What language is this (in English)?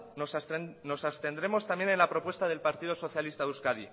Spanish